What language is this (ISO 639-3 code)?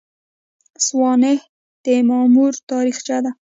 pus